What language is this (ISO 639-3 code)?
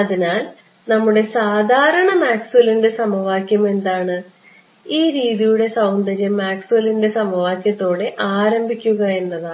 mal